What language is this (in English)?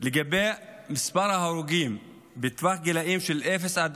Hebrew